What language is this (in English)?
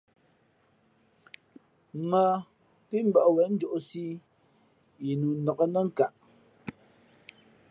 Fe'fe'